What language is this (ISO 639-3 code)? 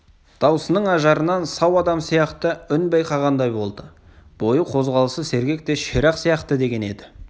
kaz